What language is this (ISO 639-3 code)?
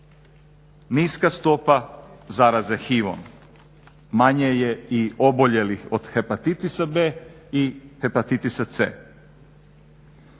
hrv